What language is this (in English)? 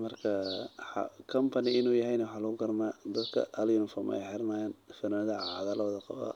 Somali